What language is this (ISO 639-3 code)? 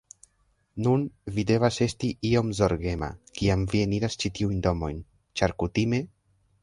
epo